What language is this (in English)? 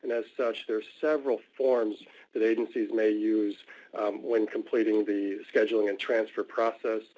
English